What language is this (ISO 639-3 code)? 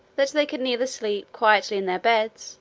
eng